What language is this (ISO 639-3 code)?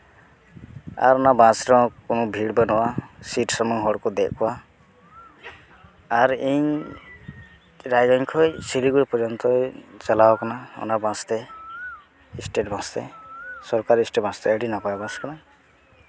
sat